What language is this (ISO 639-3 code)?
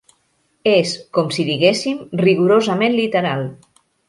cat